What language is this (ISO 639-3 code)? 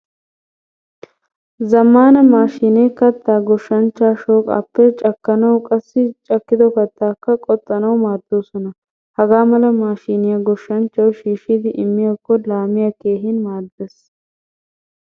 wal